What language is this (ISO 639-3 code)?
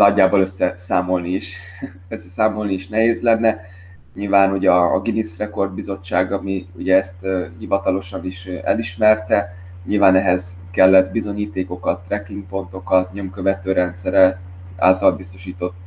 hun